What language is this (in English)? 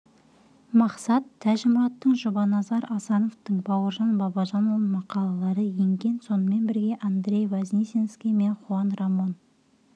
Kazakh